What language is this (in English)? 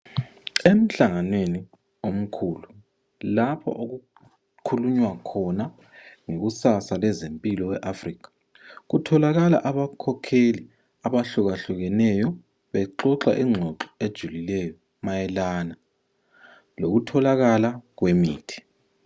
North Ndebele